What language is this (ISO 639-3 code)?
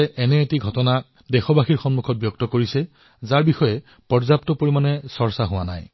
asm